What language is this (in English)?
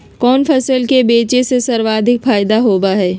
Magahi